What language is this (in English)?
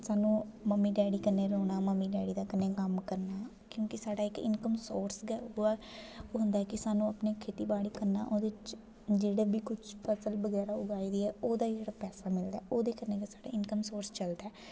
Dogri